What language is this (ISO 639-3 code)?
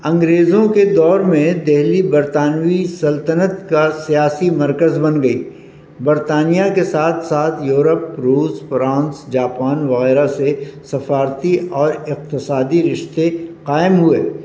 urd